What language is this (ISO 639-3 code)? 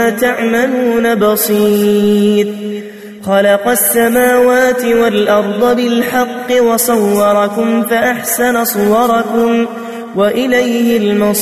ara